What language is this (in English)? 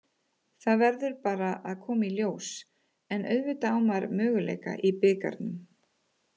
Icelandic